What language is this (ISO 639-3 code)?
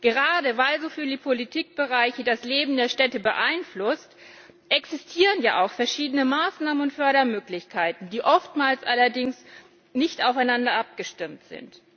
deu